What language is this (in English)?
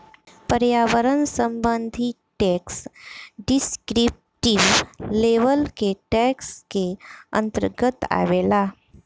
Bhojpuri